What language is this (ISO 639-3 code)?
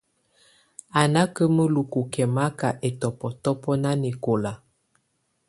tvu